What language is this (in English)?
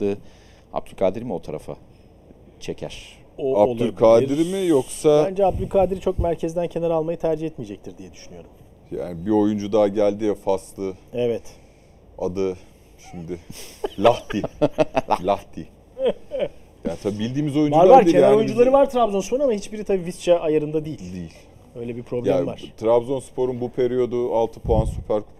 Turkish